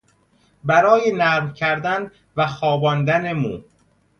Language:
Persian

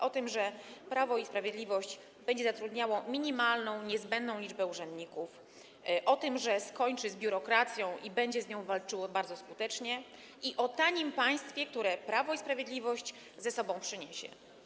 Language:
Polish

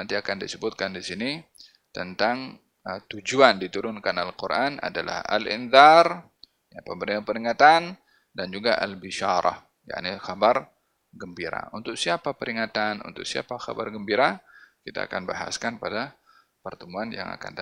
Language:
Malay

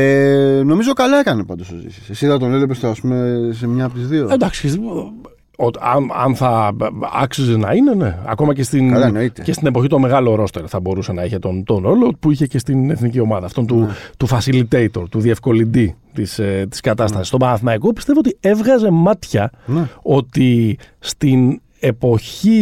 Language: Greek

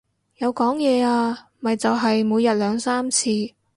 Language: Cantonese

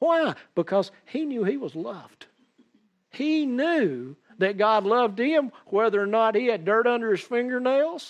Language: English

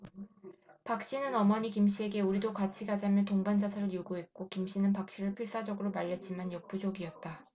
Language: Korean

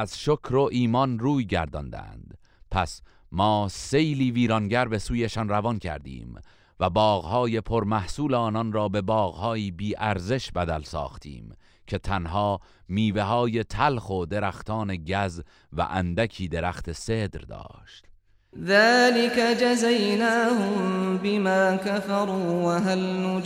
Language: Persian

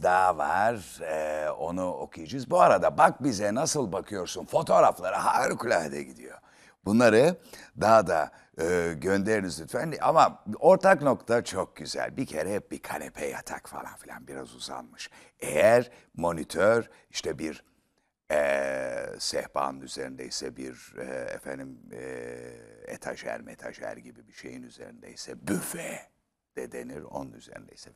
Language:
Turkish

